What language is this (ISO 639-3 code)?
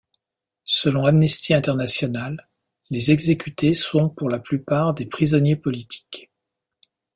fra